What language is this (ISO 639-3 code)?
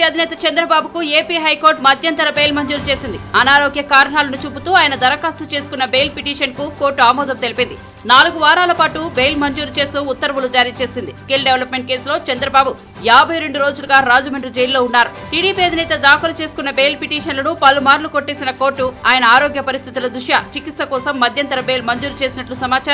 ron